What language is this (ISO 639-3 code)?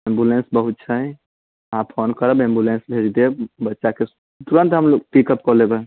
mai